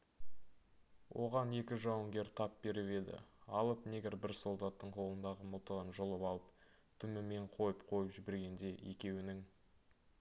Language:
Kazakh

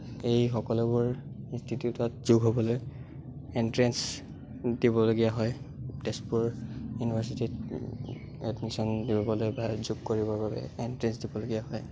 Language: Assamese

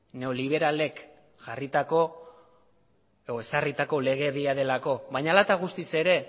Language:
Basque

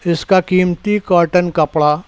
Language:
Urdu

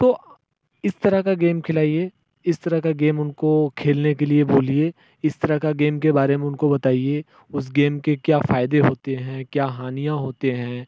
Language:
Hindi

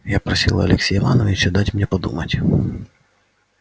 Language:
Russian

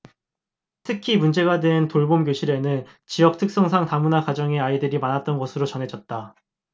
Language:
Korean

